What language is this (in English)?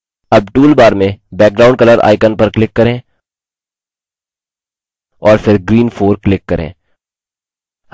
Hindi